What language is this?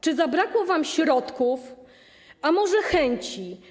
Polish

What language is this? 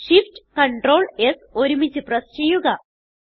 Malayalam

